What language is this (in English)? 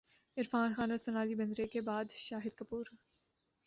Urdu